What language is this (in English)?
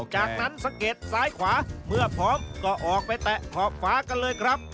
Thai